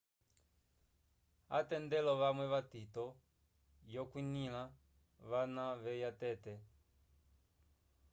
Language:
Umbundu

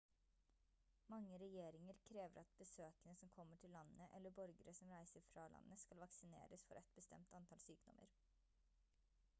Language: Norwegian Bokmål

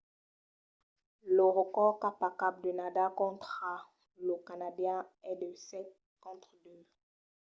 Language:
Occitan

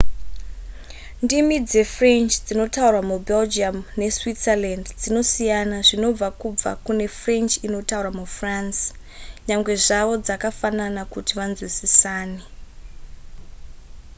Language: Shona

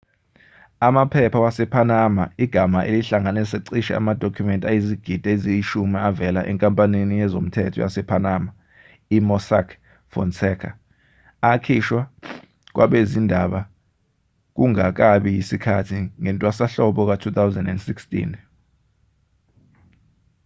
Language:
Zulu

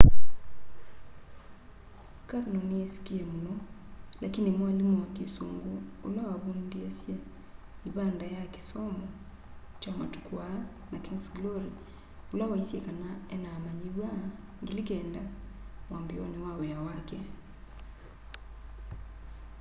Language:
Kamba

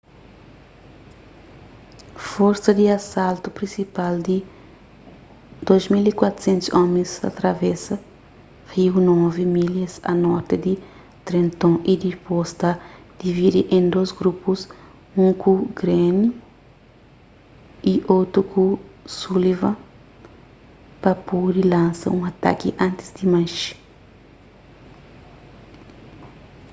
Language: Kabuverdianu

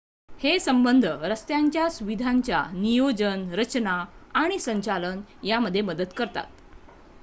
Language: Marathi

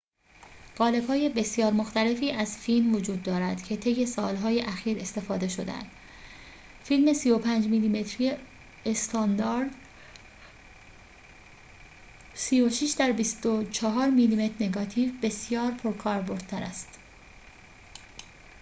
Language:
Persian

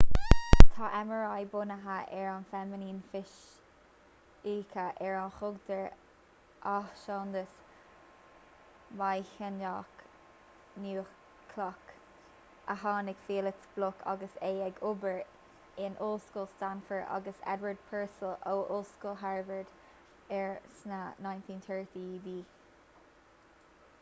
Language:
Irish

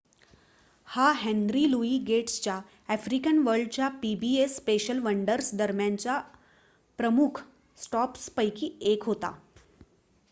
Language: Marathi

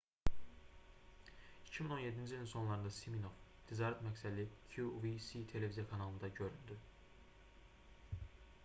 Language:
Azerbaijani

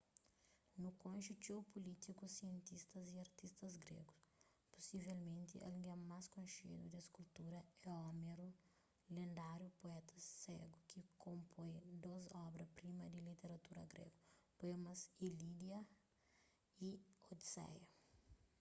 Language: Kabuverdianu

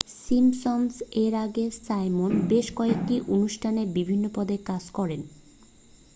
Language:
Bangla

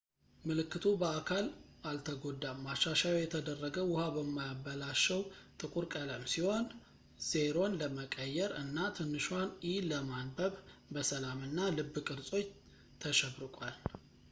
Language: Amharic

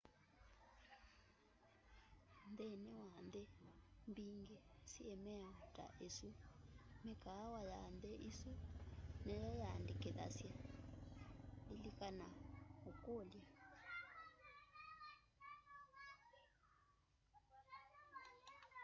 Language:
Kamba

